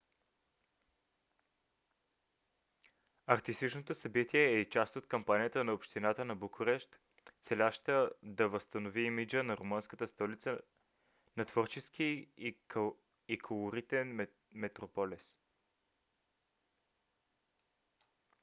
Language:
Bulgarian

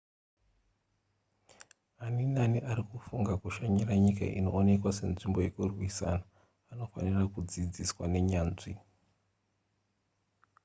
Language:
Shona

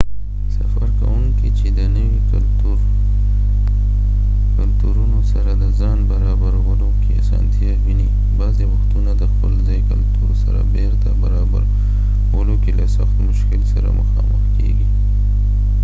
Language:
Pashto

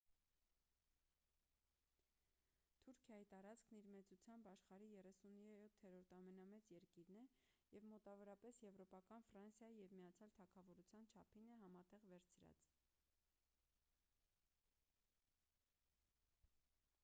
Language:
Armenian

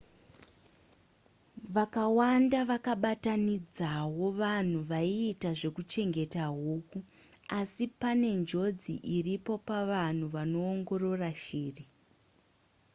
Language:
Shona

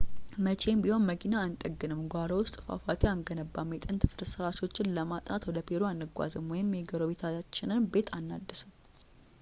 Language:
Amharic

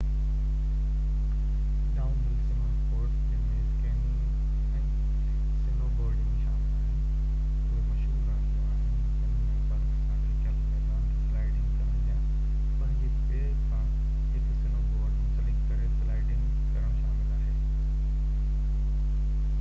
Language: Sindhi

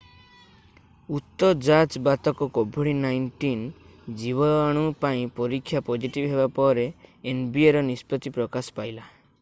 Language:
Odia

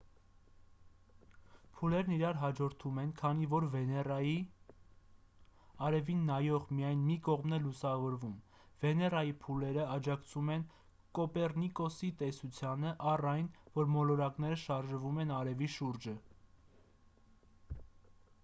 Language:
Armenian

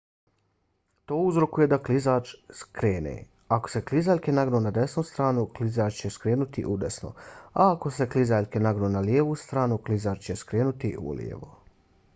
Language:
Bosnian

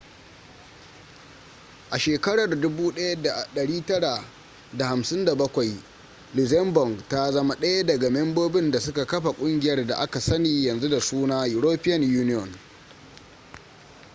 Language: Hausa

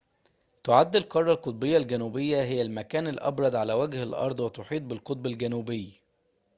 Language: Arabic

